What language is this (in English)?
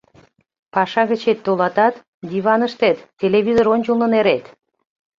Mari